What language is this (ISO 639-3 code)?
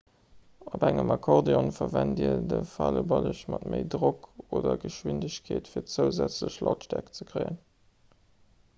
ltz